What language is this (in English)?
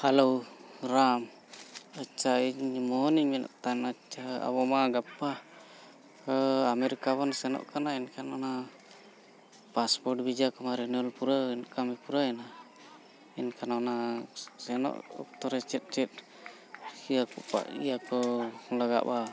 Santali